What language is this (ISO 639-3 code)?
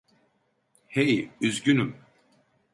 tur